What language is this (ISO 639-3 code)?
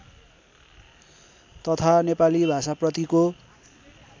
nep